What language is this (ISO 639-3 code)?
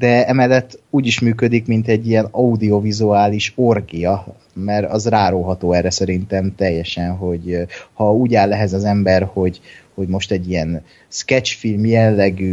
hun